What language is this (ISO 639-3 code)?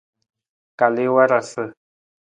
nmz